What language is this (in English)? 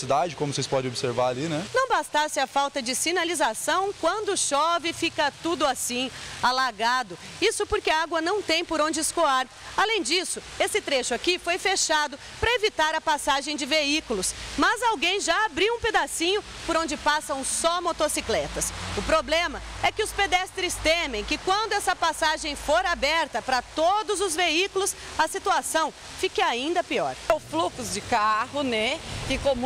Portuguese